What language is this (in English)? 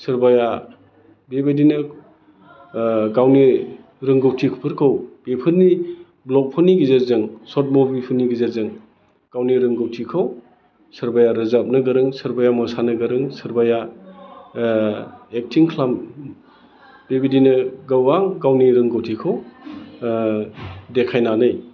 Bodo